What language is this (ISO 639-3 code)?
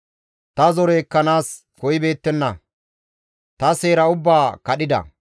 gmv